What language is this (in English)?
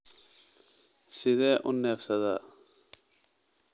Somali